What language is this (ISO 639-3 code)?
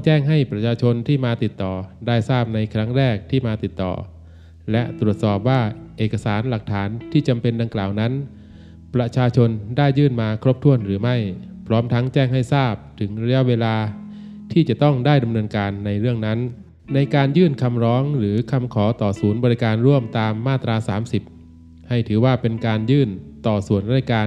tha